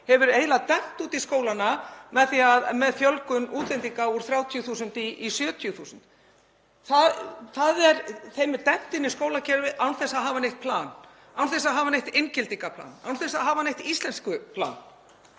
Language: Icelandic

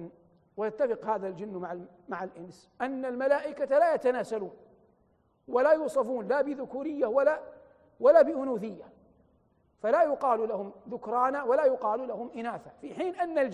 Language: Arabic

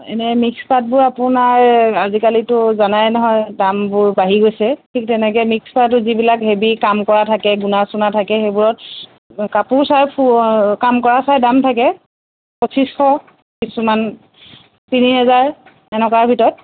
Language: Assamese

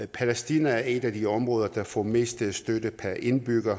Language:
Danish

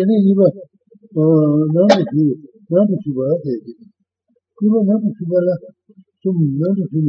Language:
Italian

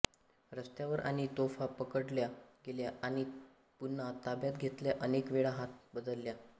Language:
Marathi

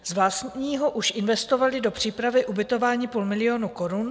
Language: Czech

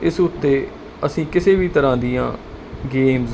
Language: Punjabi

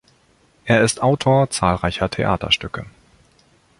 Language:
German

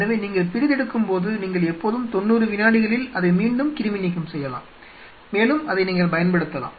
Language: Tamil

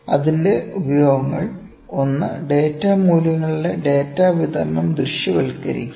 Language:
Malayalam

